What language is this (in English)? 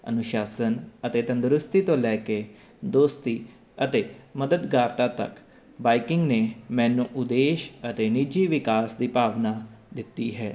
Punjabi